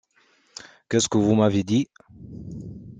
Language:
French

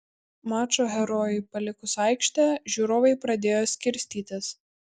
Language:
Lithuanian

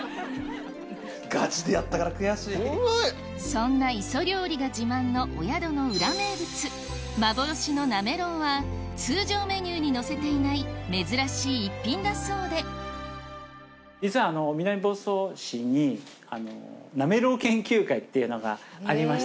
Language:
Japanese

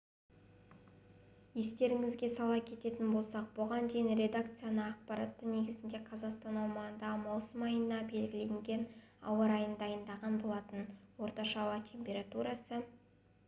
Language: Kazakh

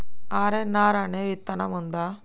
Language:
Telugu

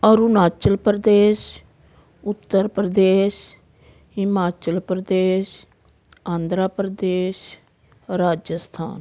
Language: Punjabi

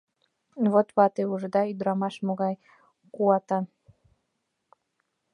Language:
Mari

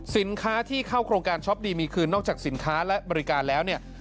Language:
Thai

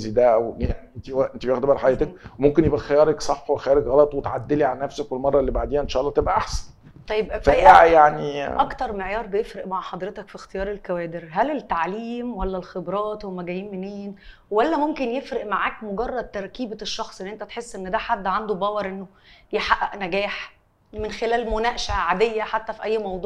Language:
Arabic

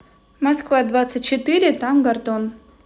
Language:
Russian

